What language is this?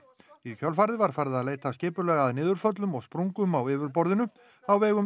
Icelandic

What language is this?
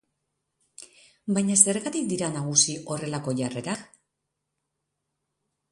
Basque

